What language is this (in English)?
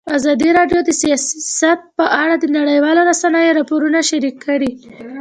Pashto